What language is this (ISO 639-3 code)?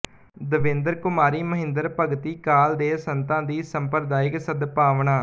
pan